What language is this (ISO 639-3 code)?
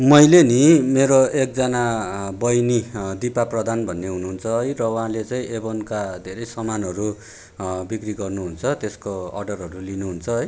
nep